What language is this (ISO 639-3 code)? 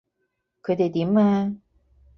yue